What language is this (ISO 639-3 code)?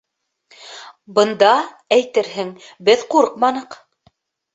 bak